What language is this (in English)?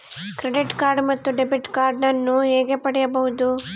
Kannada